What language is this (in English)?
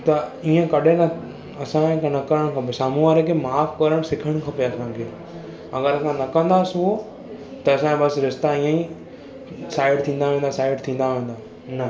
Sindhi